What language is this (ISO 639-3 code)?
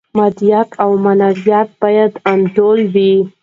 pus